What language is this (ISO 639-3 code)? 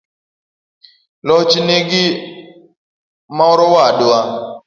luo